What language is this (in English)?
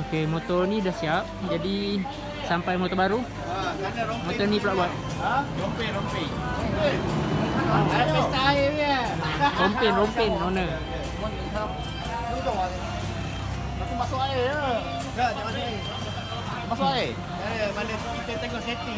Malay